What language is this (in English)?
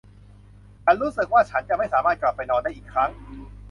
Thai